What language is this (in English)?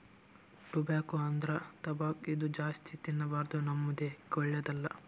Kannada